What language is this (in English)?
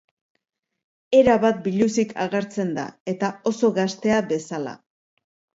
Basque